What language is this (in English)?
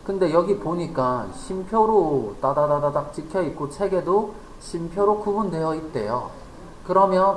Korean